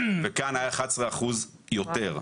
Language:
Hebrew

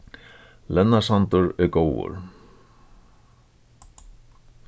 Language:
Faroese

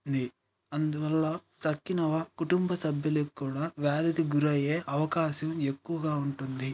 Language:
Telugu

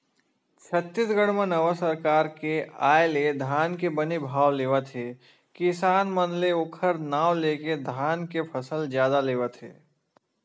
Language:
Chhattisgarhi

